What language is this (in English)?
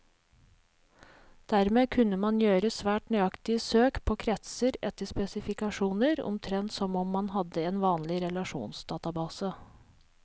Norwegian